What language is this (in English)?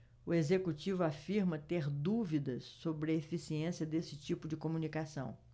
Portuguese